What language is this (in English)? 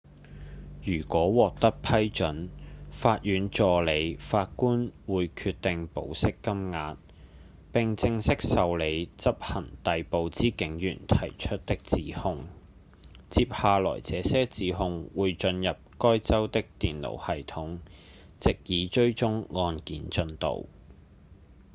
Cantonese